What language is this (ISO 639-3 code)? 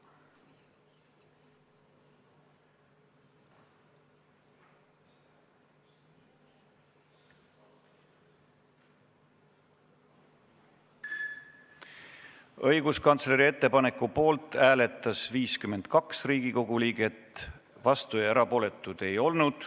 est